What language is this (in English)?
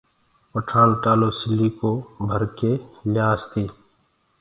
Gurgula